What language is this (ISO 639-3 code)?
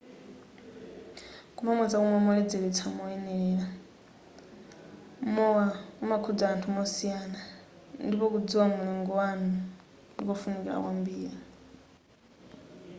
nya